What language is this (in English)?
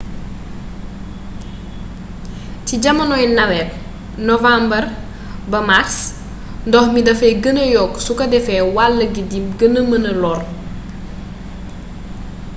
Wolof